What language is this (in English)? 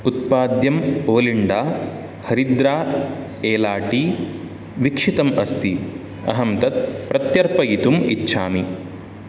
Sanskrit